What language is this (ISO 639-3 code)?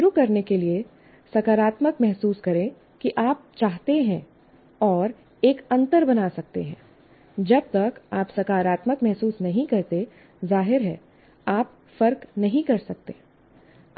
hin